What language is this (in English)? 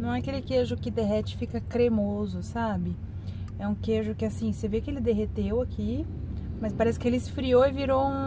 Portuguese